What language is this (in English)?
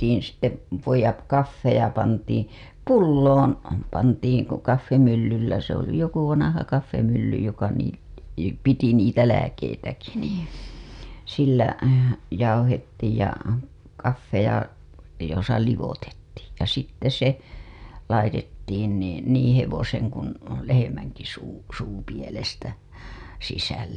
Finnish